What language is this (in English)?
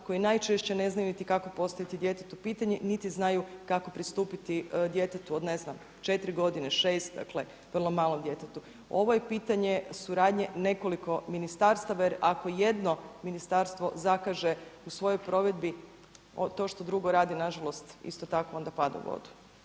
Croatian